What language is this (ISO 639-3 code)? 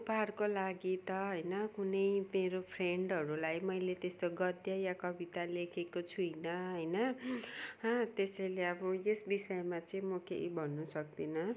nep